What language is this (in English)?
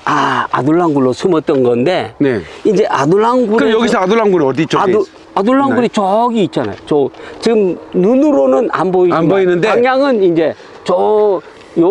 Korean